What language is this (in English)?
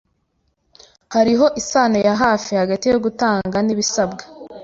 Kinyarwanda